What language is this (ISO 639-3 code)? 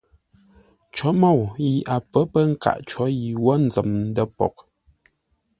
nla